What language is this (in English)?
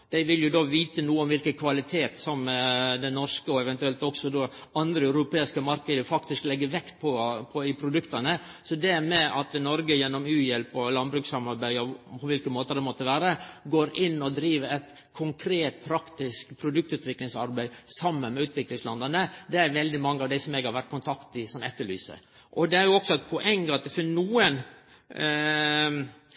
Norwegian Nynorsk